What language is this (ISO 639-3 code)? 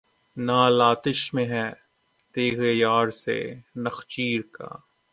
urd